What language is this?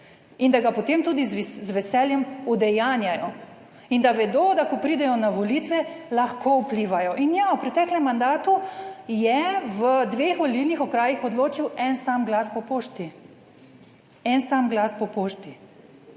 Slovenian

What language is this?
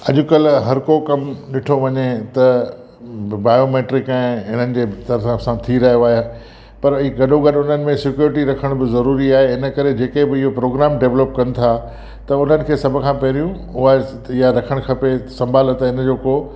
Sindhi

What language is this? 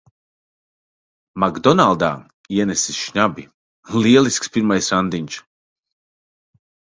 Latvian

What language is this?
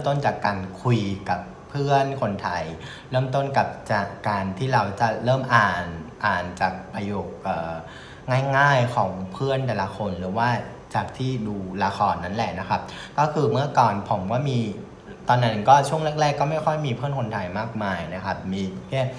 Thai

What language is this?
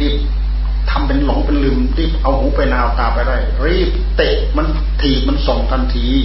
Thai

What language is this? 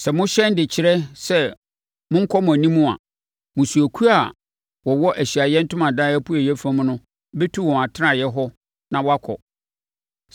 Akan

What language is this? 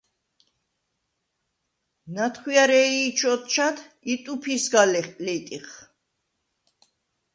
Svan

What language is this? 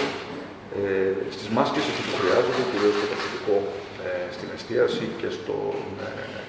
Greek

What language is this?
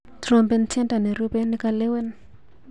Kalenjin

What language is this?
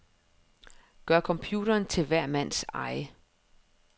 Danish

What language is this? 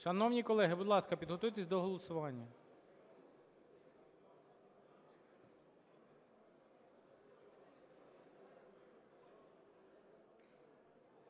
Ukrainian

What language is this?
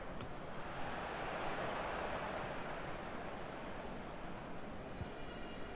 Indonesian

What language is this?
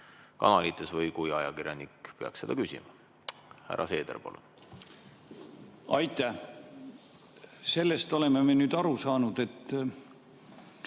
Estonian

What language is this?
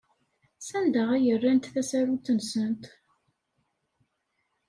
Kabyle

